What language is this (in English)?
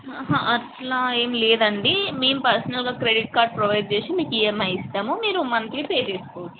Telugu